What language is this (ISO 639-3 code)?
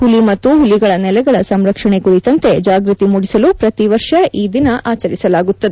kan